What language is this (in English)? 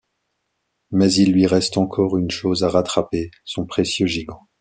French